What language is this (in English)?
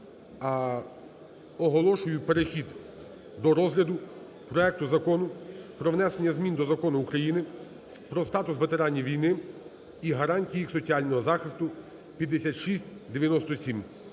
Ukrainian